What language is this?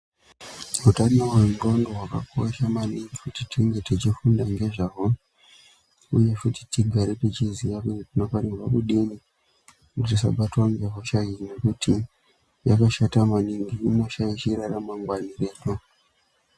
Ndau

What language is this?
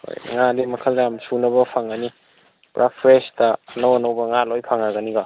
Manipuri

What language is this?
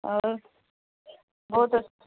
Urdu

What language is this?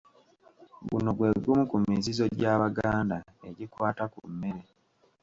Ganda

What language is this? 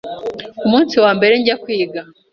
Kinyarwanda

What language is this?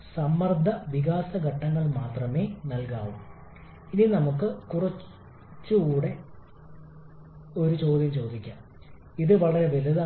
Malayalam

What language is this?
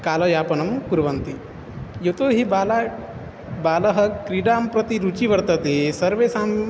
Sanskrit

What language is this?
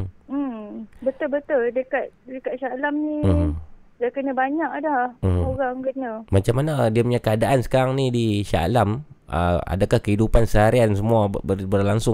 Malay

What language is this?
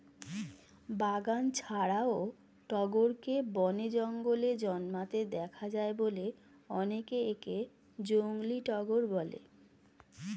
Bangla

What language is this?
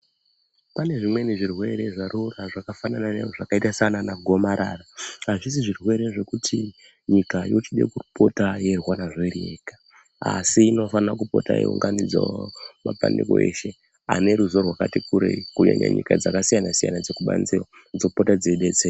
Ndau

